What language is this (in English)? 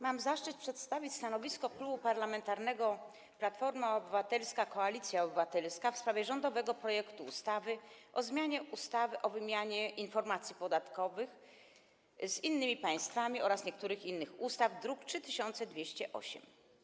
Polish